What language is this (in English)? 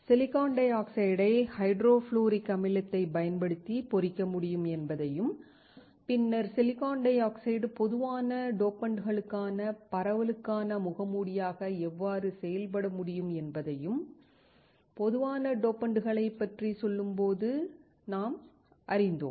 Tamil